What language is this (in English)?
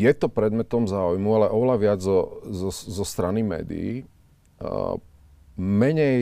Slovak